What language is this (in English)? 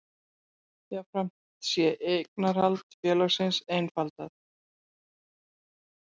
Icelandic